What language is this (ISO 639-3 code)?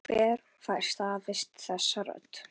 isl